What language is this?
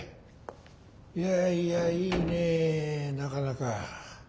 Japanese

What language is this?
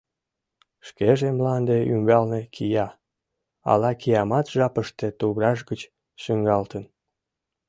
Mari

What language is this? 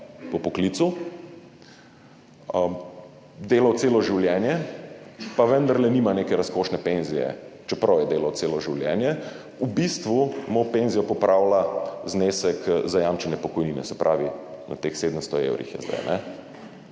Slovenian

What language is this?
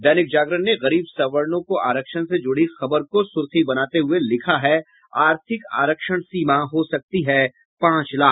Hindi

